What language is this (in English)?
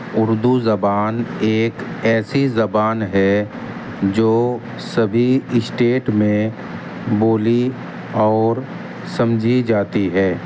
Urdu